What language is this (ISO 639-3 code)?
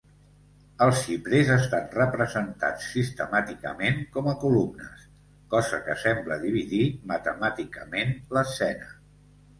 cat